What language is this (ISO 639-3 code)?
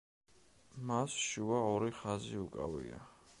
kat